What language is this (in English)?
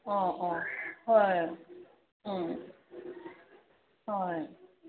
Manipuri